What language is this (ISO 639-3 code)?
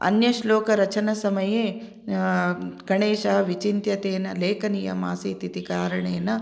san